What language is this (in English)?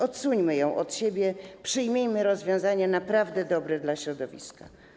Polish